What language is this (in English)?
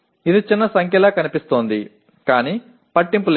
Telugu